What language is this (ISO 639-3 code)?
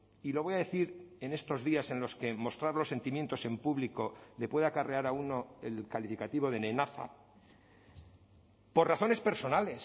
spa